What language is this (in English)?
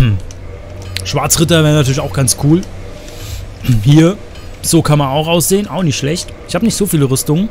German